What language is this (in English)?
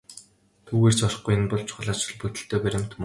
Mongolian